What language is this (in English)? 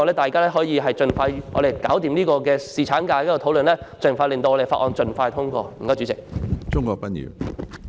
Cantonese